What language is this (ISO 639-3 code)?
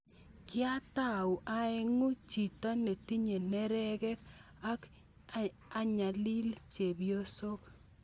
kln